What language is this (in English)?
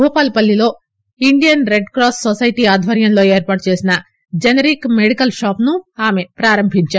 Telugu